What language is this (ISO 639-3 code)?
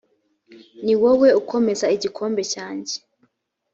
kin